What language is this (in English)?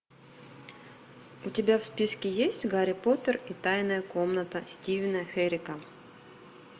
Russian